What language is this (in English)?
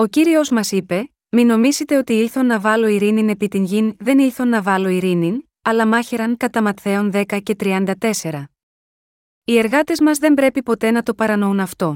Greek